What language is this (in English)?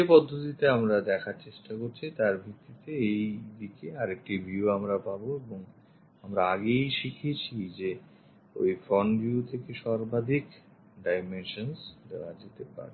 Bangla